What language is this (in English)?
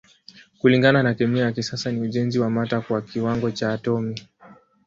Swahili